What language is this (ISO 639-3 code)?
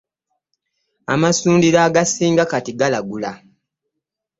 lug